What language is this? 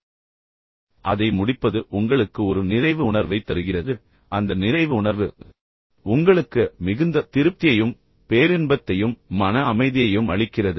Tamil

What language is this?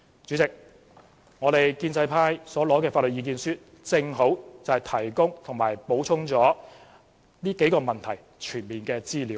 Cantonese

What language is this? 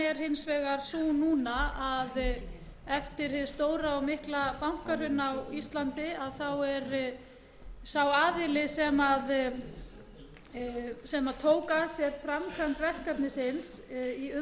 Icelandic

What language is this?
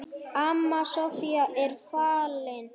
Icelandic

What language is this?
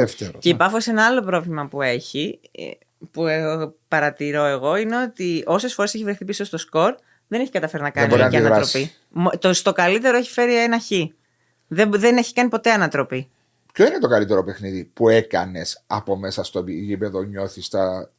Greek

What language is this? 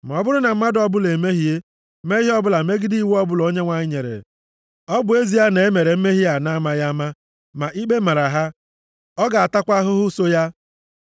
Igbo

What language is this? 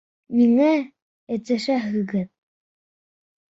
Bashkir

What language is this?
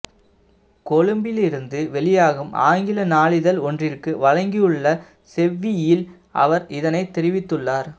Tamil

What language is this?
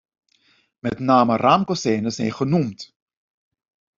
Dutch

